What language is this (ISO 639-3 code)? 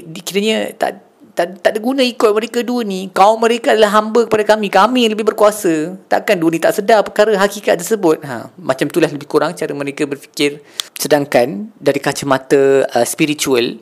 msa